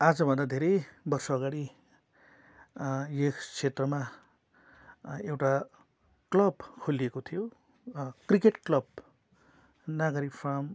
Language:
Nepali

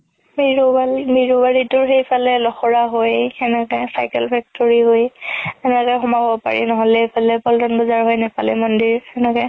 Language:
Assamese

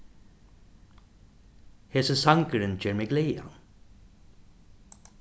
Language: Faroese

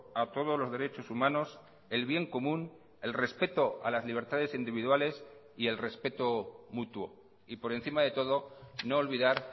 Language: Spanish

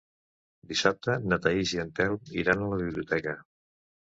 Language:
Catalan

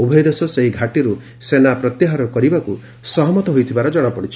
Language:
Odia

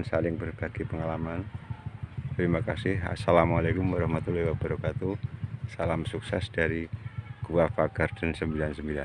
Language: Indonesian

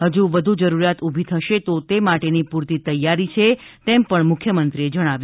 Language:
Gujarati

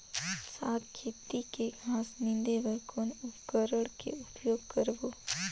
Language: Chhattisgarhi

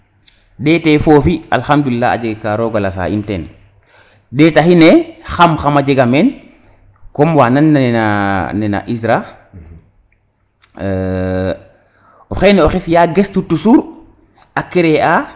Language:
Serer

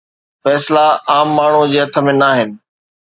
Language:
Sindhi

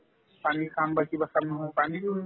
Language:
Assamese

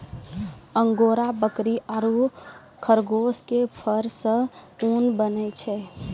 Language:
Maithili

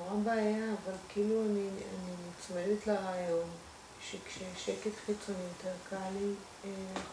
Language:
Hebrew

